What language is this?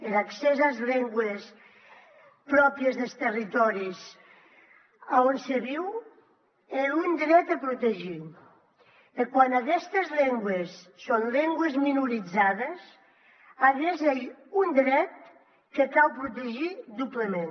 Catalan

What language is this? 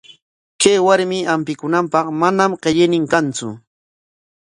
Corongo Ancash Quechua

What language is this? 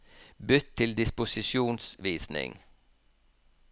Norwegian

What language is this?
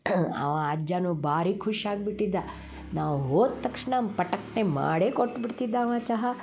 Kannada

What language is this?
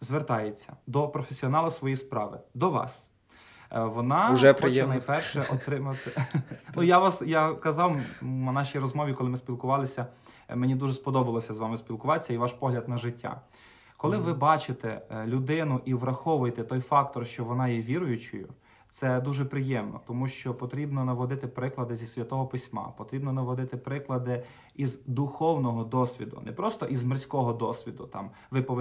Ukrainian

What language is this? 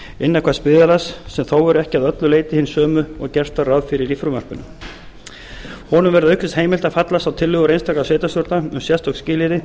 Icelandic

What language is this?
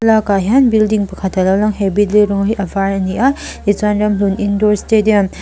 Mizo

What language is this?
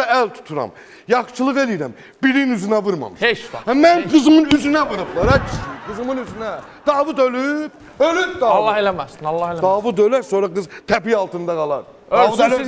Turkish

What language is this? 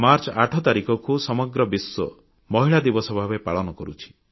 Odia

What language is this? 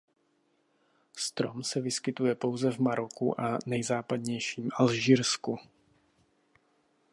Czech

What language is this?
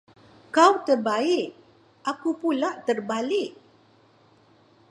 Malay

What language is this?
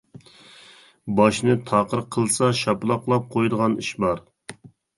Uyghur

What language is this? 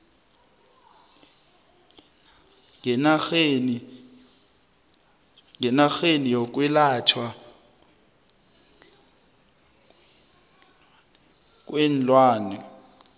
South Ndebele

